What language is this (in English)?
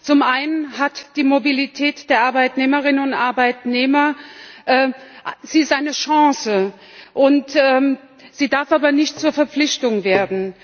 German